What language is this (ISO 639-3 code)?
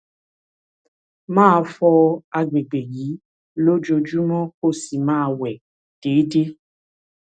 yor